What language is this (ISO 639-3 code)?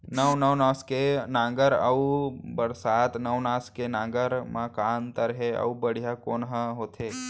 hne